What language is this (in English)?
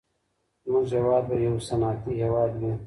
Pashto